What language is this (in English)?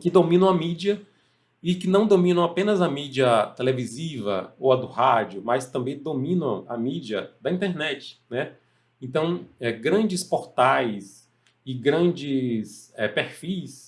Portuguese